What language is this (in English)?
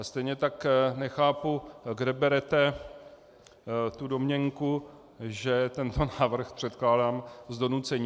Czech